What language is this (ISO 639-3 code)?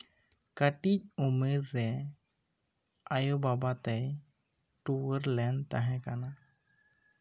sat